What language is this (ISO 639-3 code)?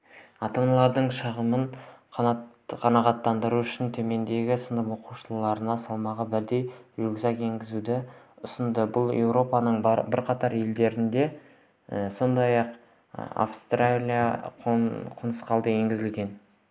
kaz